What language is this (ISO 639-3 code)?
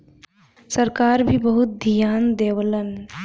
bho